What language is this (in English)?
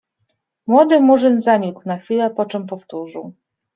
Polish